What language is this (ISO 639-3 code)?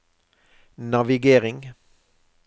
nor